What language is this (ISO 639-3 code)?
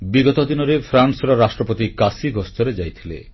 ori